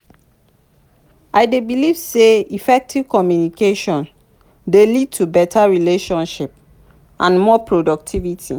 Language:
Nigerian Pidgin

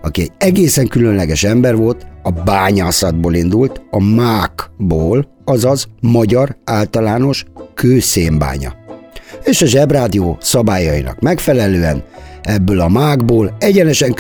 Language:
Hungarian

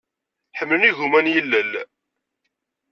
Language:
Kabyle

